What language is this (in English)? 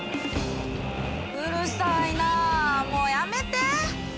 Japanese